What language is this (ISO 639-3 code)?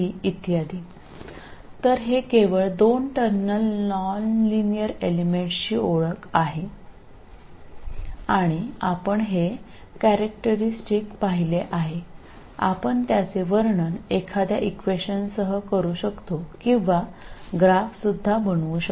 mal